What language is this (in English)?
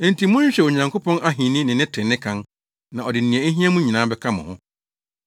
Akan